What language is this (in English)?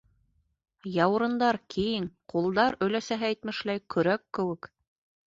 Bashkir